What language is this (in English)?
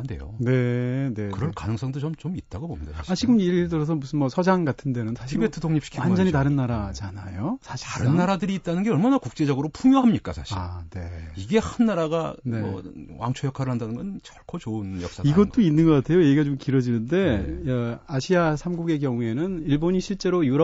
Korean